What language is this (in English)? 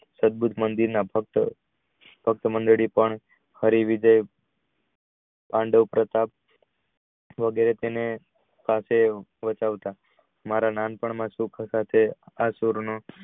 Gujarati